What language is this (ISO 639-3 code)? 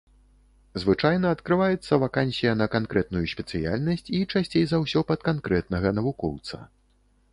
bel